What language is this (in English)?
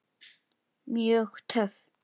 Icelandic